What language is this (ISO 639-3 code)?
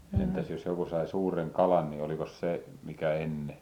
fin